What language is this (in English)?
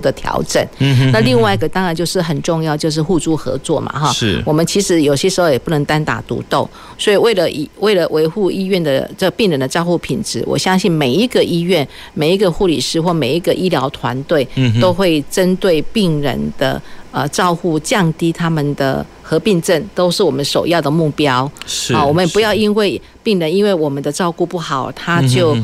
Chinese